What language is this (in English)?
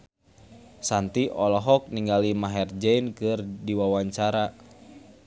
Sundanese